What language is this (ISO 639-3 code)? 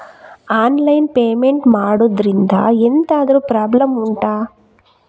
kan